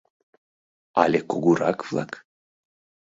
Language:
Mari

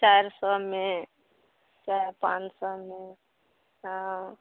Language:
Maithili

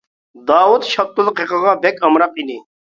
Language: Uyghur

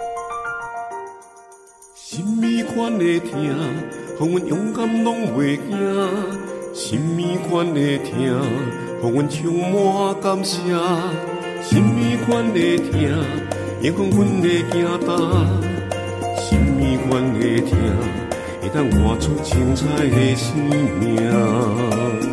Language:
Chinese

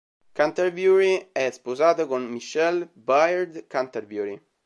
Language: Italian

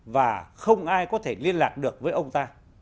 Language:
Vietnamese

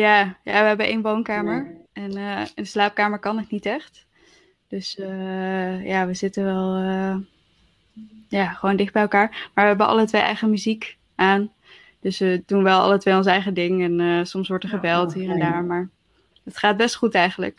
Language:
Dutch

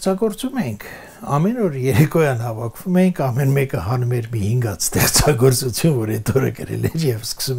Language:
Romanian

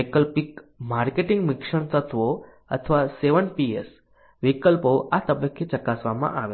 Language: Gujarati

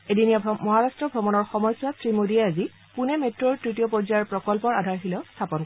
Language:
Assamese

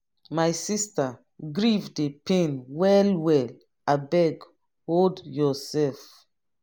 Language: Nigerian Pidgin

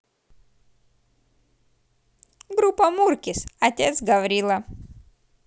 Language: Russian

